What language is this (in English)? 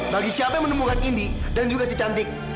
Indonesian